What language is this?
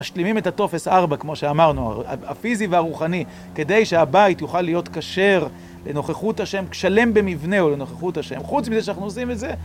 Hebrew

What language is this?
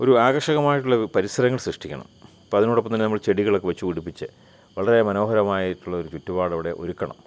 Malayalam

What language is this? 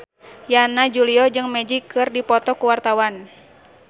Sundanese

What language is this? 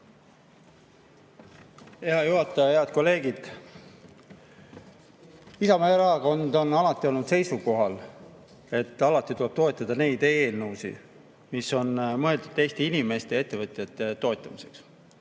Estonian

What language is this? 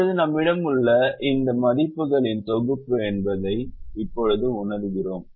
Tamil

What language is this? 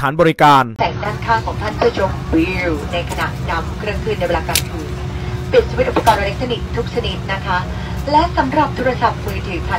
Thai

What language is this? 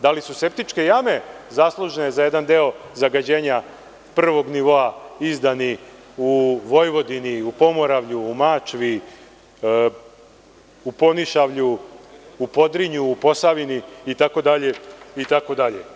Serbian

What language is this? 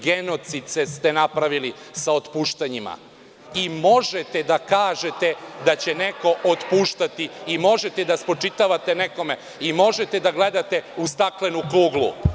Serbian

